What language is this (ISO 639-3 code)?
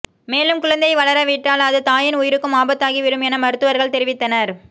tam